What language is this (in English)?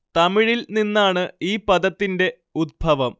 Malayalam